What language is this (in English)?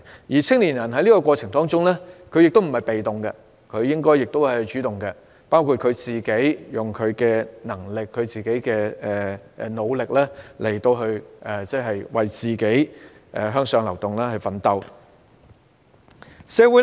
Cantonese